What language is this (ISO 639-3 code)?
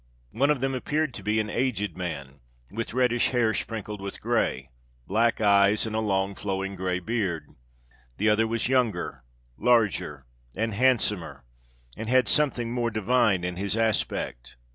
eng